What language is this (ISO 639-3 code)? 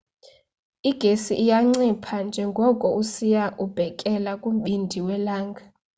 xho